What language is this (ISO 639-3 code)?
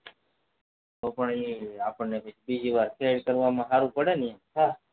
guj